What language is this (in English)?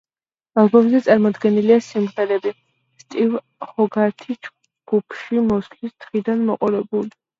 Georgian